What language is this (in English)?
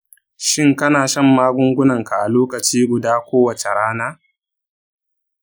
Hausa